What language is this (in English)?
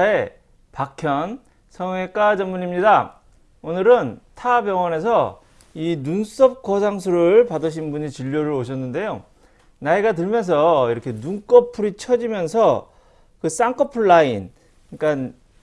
Korean